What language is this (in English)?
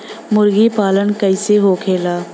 Bhojpuri